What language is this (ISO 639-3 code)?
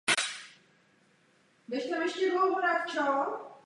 ces